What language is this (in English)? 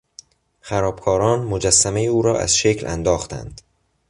Persian